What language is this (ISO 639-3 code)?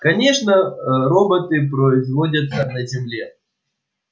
rus